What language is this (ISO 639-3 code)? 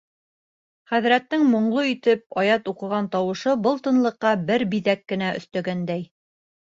bak